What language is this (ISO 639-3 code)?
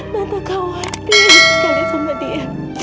ind